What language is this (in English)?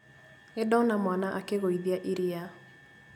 Kikuyu